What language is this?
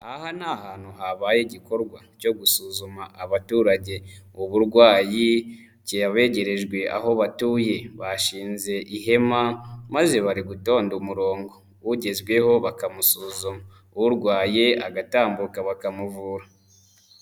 Kinyarwanda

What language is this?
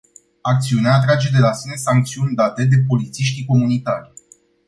Romanian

